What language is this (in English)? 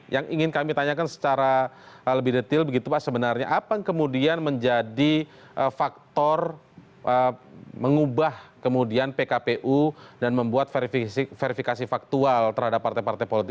Indonesian